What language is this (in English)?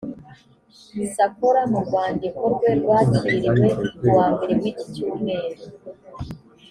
Kinyarwanda